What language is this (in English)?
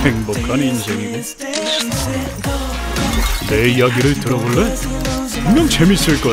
Korean